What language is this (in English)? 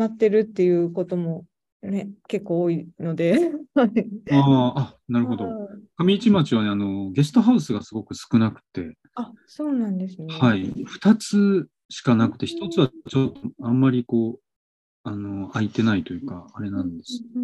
Japanese